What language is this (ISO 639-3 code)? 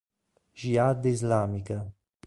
ita